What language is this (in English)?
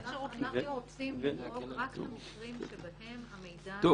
Hebrew